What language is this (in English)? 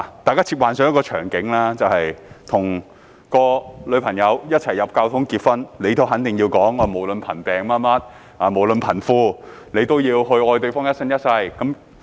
Cantonese